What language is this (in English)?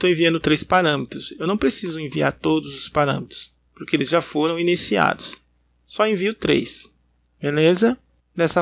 Portuguese